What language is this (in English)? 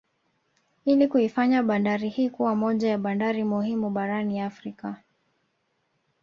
Swahili